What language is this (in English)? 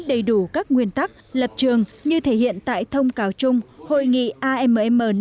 Vietnamese